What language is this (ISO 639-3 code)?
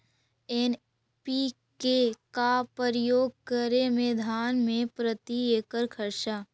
mag